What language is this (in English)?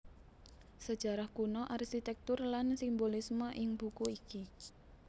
Javanese